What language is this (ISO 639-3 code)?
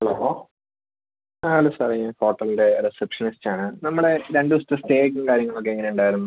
mal